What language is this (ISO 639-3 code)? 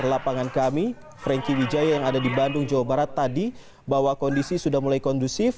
ind